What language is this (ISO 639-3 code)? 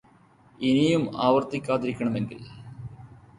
mal